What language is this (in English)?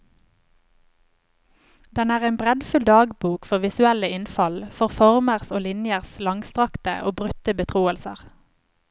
Norwegian